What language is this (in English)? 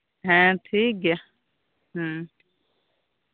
Santali